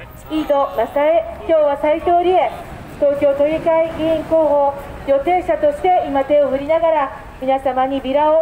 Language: Japanese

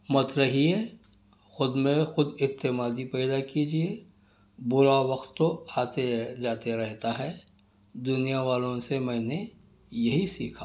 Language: Urdu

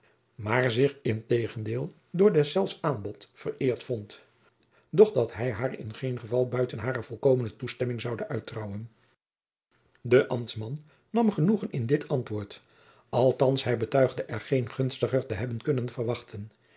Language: Dutch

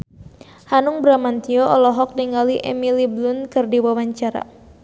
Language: Sundanese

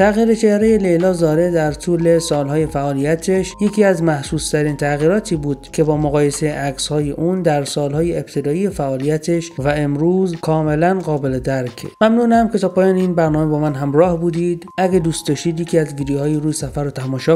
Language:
Persian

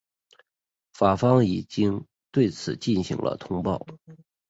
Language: Chinese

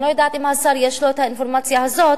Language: Hebrew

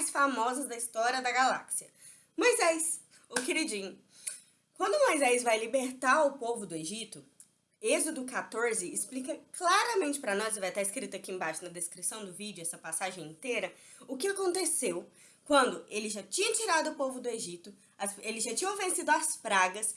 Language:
Portuguese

